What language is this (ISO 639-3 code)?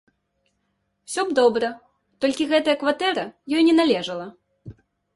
bel